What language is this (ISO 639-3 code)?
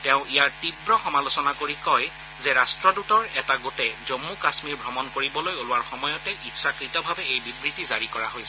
asm